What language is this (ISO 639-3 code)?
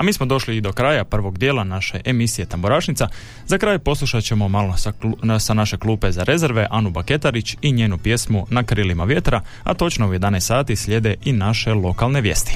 hrv